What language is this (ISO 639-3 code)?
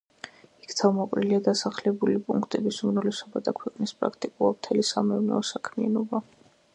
kat